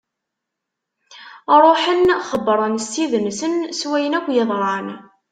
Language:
Kabyle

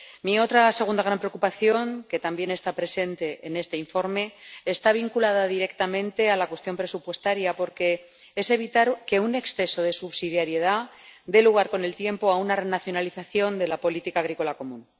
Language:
Spanish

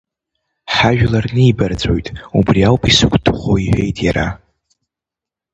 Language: Abkhazian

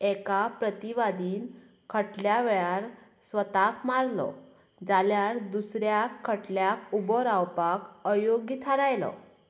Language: Konkani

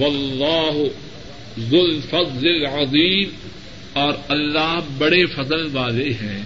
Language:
Urdu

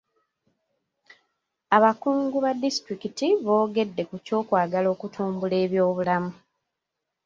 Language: Ganda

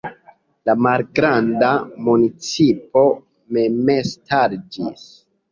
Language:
Esperanto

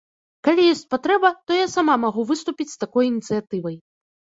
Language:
Belarusian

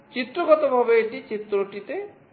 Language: Bangla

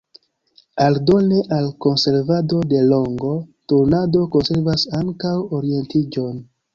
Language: Esperanto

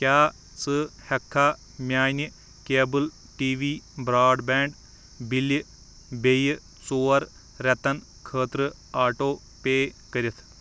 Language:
Kashmiri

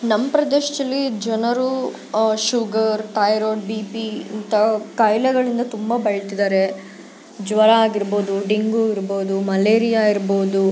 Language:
Kannada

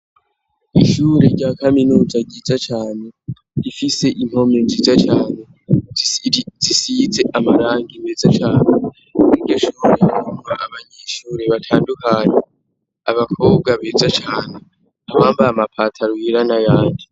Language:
Rundi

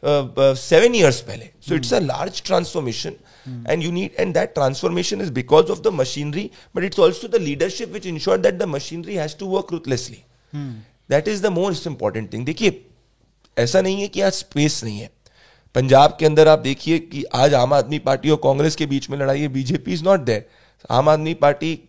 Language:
Hindi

